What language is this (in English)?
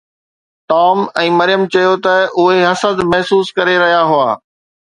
Sindhi